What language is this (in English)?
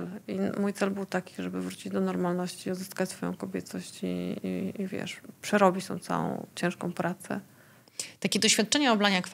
Polish